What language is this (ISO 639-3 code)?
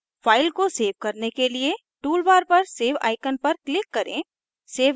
hin